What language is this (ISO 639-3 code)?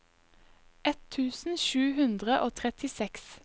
nor